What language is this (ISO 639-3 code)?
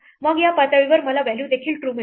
mar